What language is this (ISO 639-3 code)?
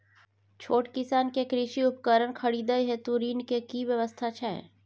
mai